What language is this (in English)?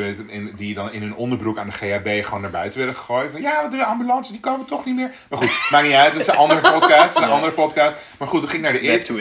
Dutch